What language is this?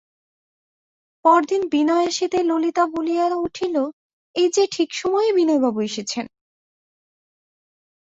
Bangla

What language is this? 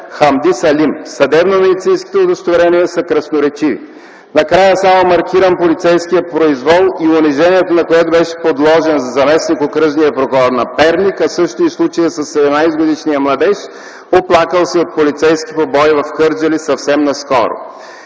Bulgarian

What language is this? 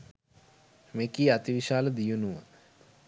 Sinhala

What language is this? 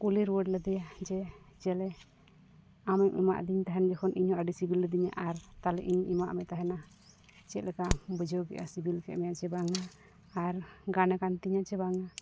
Santali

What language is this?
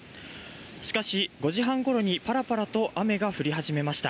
Japanese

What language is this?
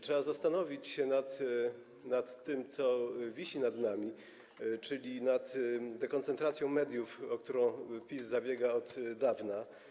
Polish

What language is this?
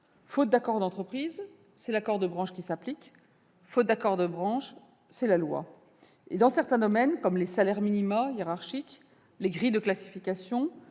French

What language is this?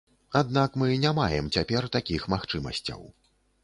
Belarusian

